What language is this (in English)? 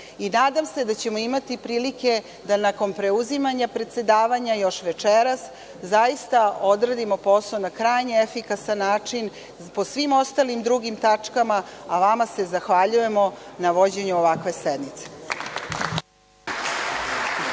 Serbian